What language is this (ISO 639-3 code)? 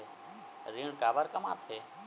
hne